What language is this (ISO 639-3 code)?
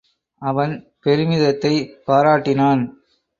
tam